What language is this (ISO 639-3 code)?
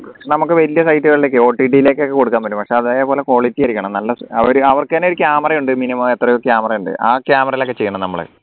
mal